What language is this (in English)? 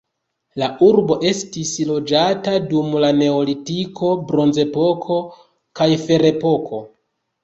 Esperanto